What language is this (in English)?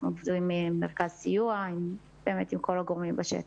Hebrew